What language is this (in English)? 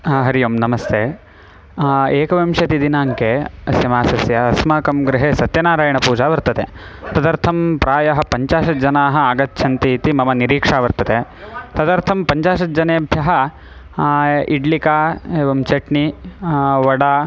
Sanskrit